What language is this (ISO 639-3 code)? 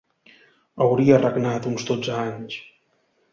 cat